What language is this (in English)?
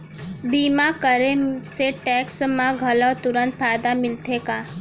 Chhattisgarhi